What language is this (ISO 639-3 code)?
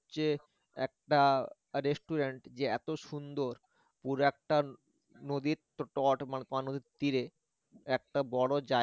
ben